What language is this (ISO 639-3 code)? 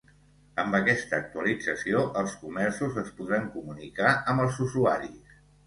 cat